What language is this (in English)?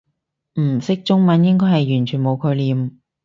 Cantonese